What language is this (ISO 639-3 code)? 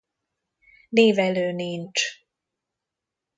hun